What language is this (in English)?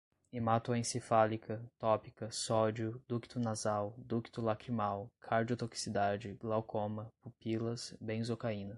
Portuguese